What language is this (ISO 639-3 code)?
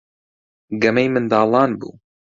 ckb